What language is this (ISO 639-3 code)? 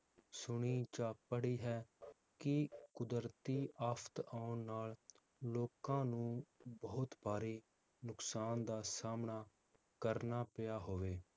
pan